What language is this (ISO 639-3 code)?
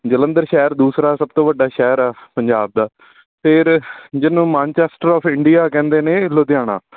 pan